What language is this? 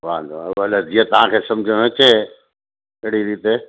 Sindhi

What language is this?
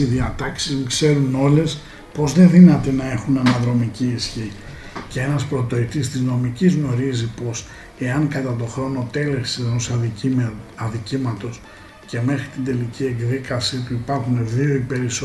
Greek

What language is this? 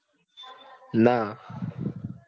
Gujarati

